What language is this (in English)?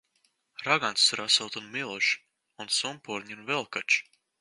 Latvian